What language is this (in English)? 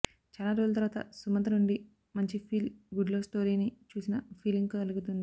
Telugu